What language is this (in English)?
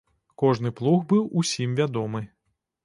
Belarusian